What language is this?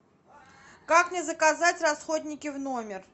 Russian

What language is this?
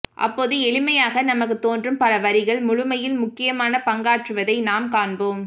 Tamil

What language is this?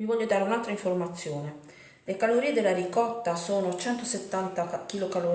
Italian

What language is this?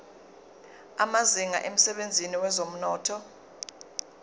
Zulu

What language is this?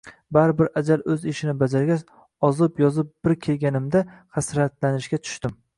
Uzbek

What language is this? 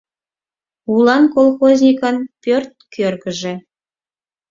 Mari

